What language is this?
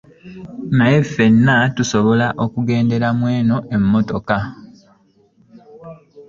Ganda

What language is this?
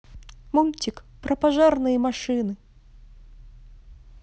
Russian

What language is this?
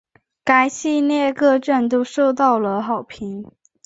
Chinese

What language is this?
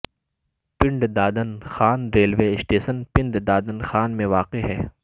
Urdu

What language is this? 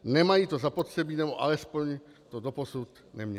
Czech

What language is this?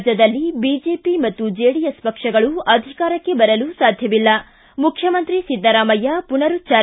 Kannada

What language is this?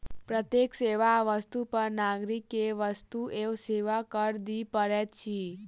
Maithili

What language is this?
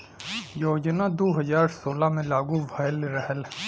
Bhojpuri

